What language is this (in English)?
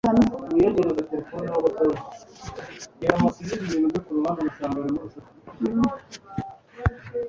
Kinyarwanda